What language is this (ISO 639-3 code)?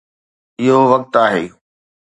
snd